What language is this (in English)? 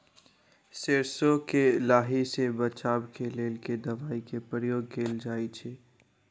Maithili